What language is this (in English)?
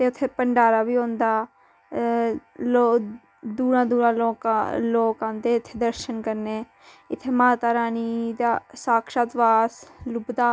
Dogri